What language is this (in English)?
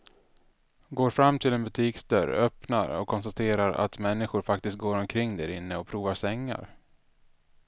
Swedish